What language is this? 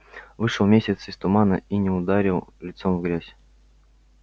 Russian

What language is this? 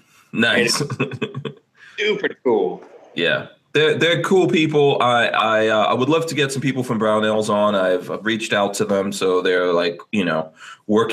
English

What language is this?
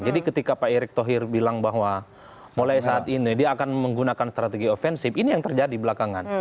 Indonesian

